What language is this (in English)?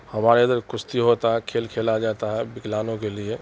Urdu